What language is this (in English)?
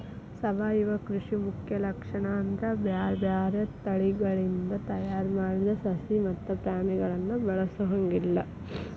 Kannada